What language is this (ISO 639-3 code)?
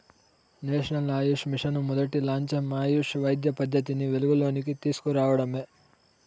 tel